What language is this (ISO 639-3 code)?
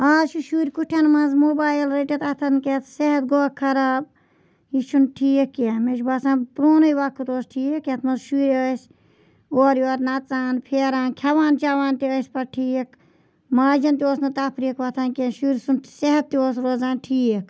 kas